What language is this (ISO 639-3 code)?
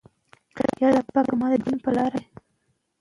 pus